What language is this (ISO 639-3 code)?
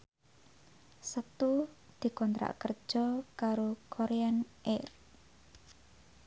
jav